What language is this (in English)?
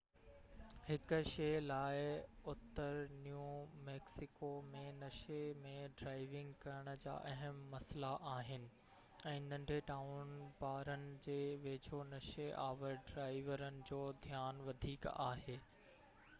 Sindhi